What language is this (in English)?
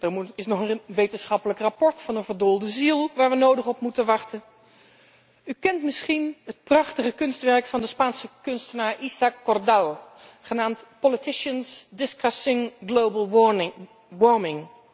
Dutch